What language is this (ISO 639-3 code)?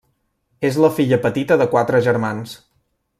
cat